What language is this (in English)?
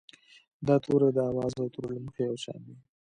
Pashto